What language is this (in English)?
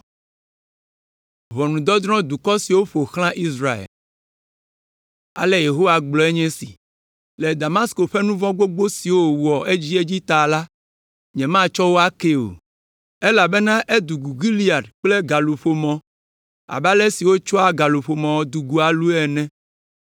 Ewe